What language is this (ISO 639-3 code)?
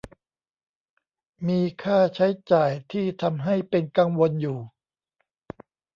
tha